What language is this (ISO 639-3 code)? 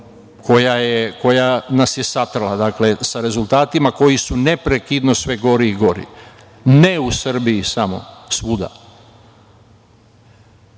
srp